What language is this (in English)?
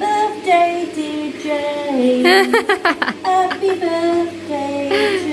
Indonesian